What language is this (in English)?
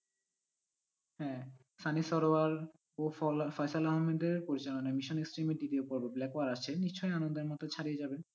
Bangla